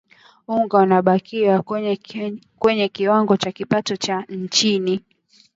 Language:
Swahili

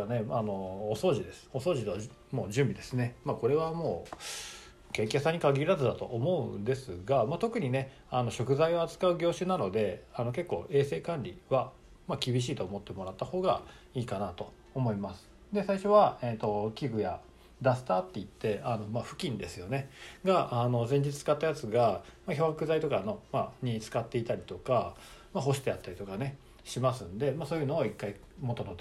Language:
Japanese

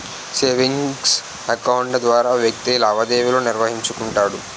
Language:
Telugu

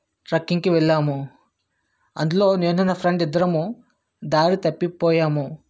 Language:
Telugu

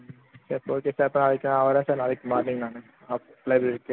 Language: Tamil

